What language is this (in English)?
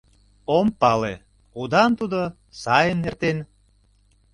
Mari